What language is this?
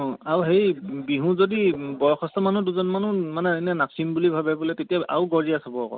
Assamese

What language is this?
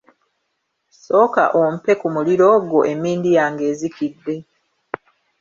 Ganda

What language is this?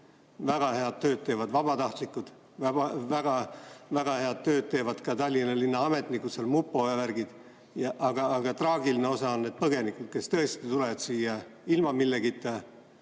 Estonian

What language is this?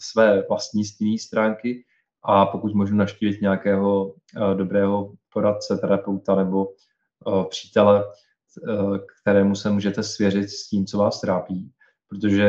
Czech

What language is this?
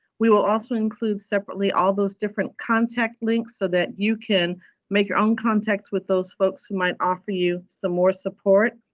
English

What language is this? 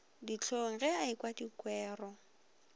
Northern Sotho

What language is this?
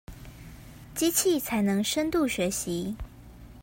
Chinese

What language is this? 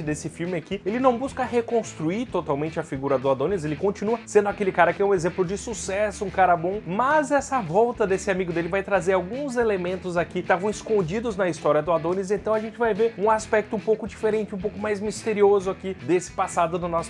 Portuguese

